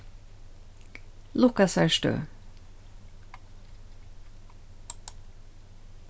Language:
Faroese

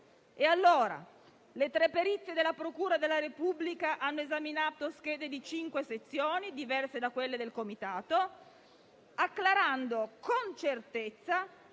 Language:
Italian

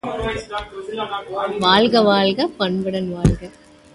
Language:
Tamil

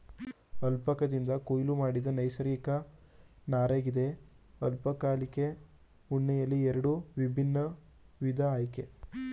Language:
Kannada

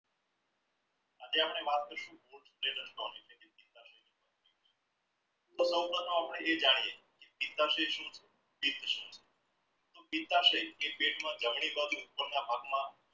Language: Gujarati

